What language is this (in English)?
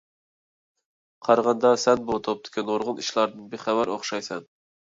Uyghur